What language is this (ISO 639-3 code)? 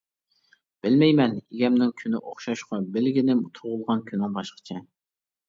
uig